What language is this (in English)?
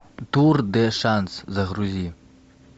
Russian